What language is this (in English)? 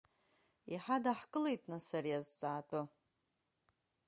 Abkhazian